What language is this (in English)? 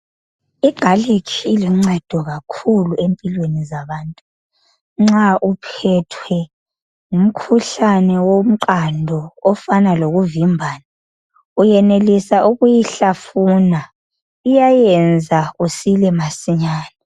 North Ndebele